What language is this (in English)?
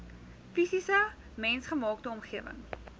Afrikaans